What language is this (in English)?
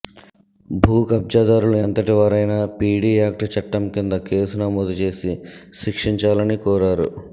Telugu